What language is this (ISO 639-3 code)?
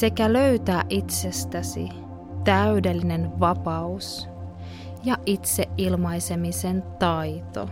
fin